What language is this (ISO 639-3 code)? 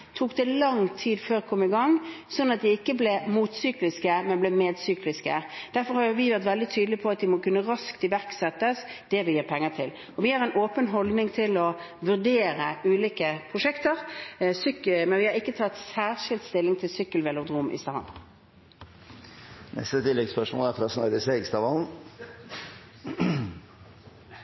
nor